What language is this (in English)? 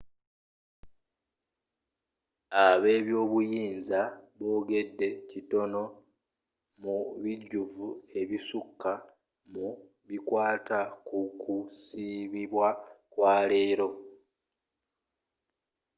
Ganda